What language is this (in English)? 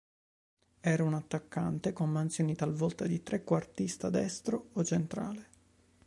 Italian